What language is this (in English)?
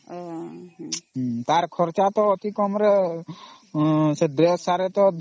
Odia